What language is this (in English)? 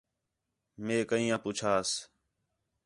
Khetrani